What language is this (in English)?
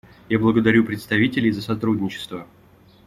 Russian